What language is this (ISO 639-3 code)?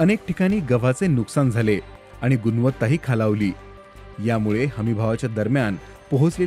mar